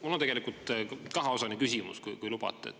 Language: Estonian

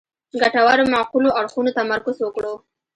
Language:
Pashto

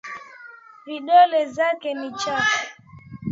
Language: Swahili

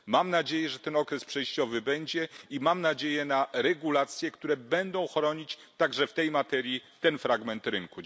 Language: Polish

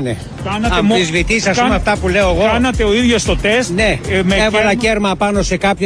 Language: Greek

